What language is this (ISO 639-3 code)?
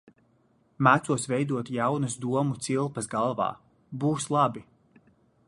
lav